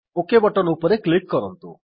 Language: Odia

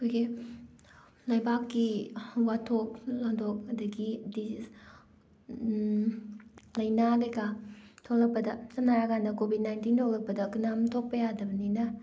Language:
Manipuri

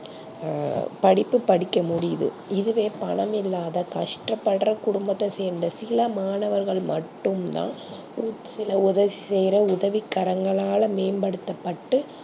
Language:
Tamil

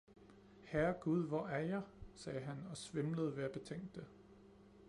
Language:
Danish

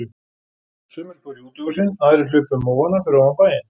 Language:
Icelandic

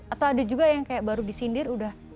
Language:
Indonesian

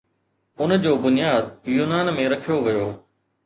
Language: Sindhi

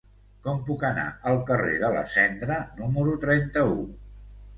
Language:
Catalan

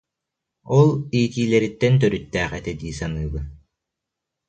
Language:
Yakut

